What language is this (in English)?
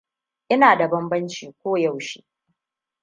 Hausa